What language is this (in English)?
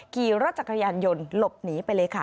Thai